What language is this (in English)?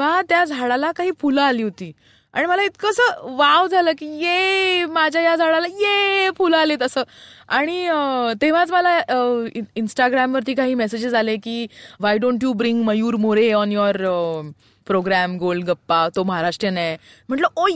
Marathi